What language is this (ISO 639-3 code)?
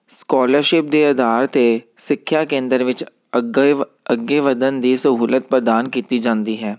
pan